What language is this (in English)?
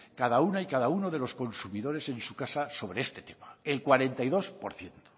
Spanish